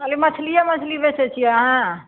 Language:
Maithili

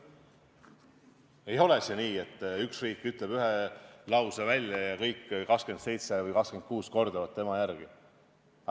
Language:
Estonian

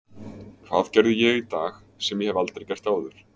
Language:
Icelandic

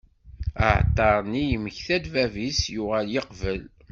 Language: Kabyle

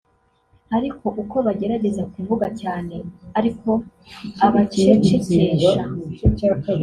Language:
Kinyarwanda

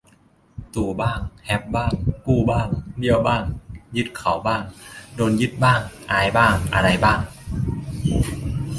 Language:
Thai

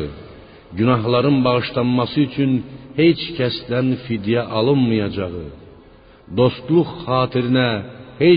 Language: Persian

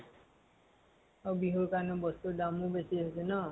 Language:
Assamese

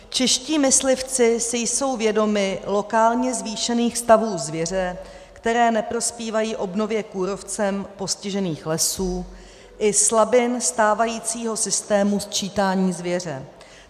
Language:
Czech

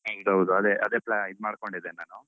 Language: Kannada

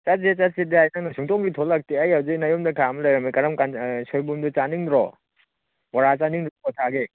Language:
Manipuri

